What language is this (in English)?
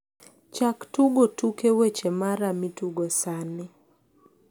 Luo (Kenya and Tanzania)